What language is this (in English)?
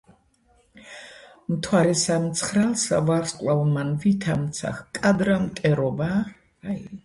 Georgian